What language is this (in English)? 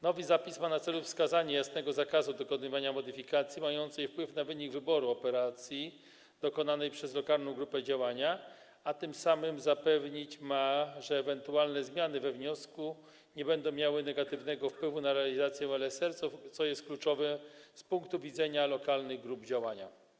Polish